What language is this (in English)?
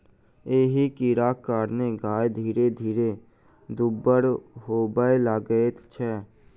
Maithili